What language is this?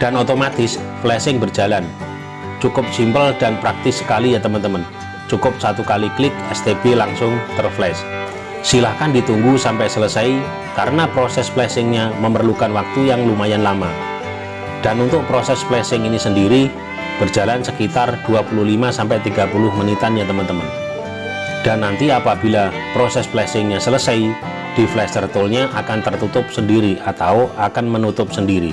Indonesian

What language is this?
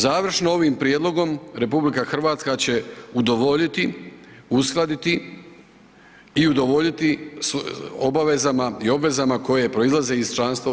Croatian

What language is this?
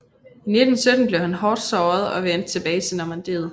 Danish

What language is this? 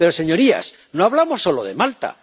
Spanish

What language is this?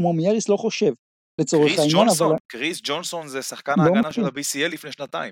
Hebrew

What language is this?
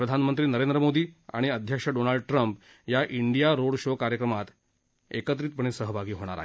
Marathi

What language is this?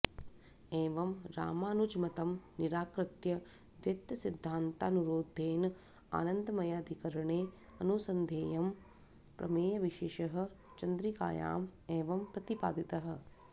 Sanskrit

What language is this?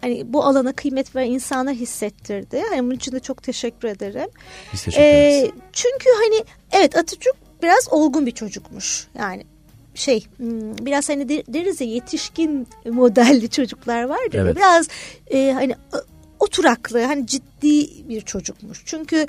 Turkish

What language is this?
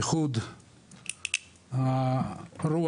Hebrew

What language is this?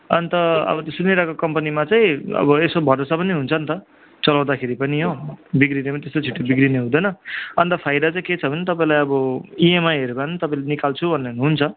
Nepali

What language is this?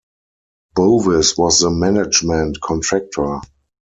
English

